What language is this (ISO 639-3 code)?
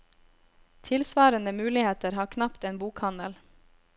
nor